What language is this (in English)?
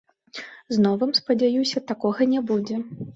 Belarusian